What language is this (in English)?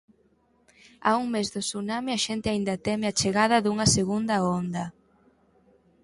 Galician